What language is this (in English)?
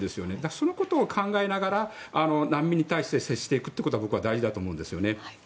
Japanese